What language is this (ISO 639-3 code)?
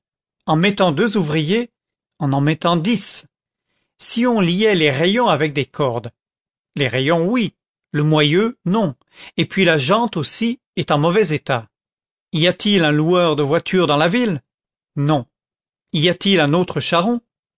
fra